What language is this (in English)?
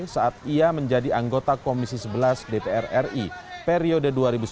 Indonesian